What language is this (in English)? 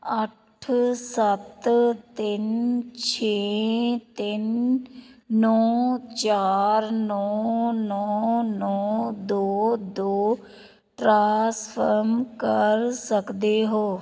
Punjabi